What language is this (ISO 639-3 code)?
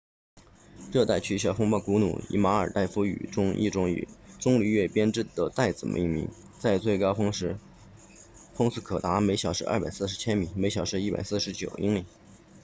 zho